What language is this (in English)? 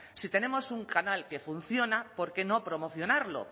Spanish